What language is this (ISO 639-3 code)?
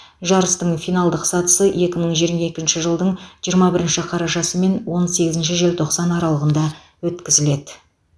kaz